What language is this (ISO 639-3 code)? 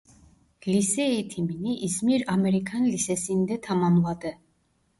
tur